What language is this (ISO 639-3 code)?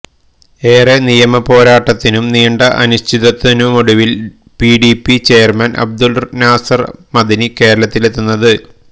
mal